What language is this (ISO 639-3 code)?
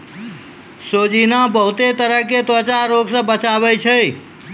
mai